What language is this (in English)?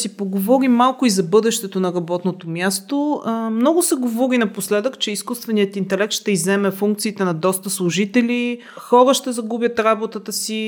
Bulgarian